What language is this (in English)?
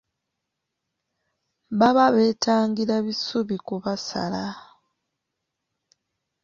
Ganda